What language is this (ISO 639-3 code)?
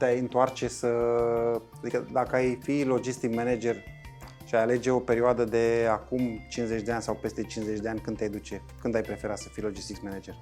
ron